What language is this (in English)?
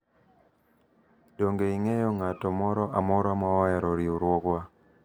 Luo (Kenya and Tanzania)